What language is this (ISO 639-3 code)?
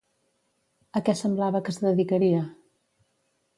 cat